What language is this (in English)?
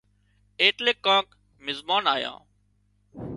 Wadiyara Koli